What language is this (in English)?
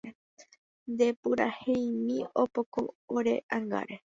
Guarani